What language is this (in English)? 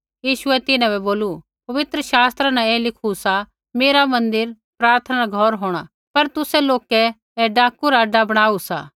Kullu Pahari